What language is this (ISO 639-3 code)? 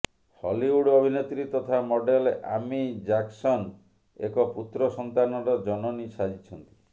ori